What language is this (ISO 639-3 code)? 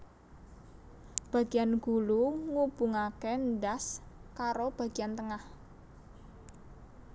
jav